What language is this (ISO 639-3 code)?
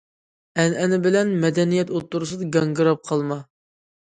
uig